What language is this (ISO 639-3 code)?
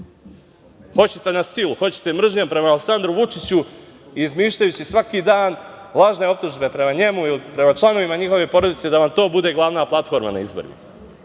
srp